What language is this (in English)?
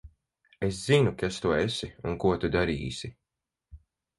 Latvian